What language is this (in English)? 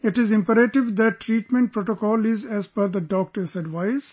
English